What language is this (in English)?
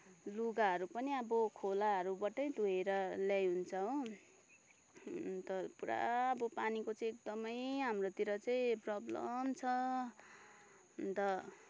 Nepali